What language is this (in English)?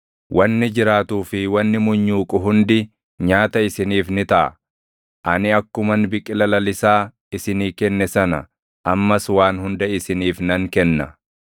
Oromo